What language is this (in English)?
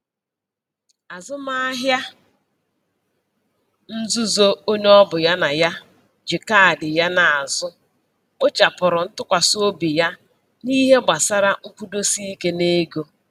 Igbo